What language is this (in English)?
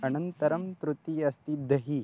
Sanskrit